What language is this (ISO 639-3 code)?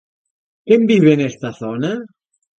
glg